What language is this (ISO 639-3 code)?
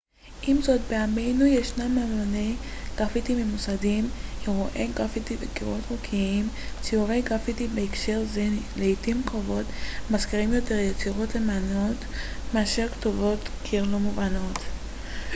heb